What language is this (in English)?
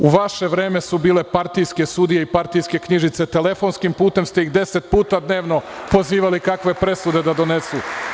Serbian